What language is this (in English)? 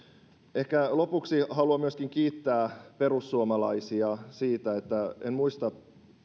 Finnish